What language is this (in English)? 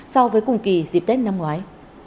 Vietnamese